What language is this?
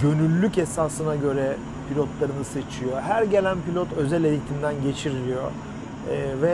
Turkish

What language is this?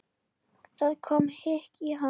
Icelandic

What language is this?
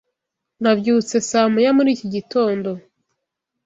Kinyarwanda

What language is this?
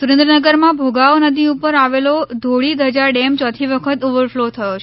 Gujarati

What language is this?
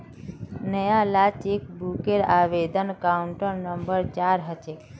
Magahi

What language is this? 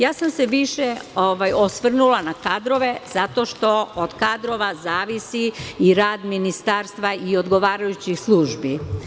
Serbian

